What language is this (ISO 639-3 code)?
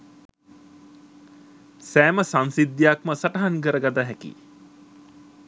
sin